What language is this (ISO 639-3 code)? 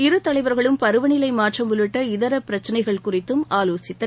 tam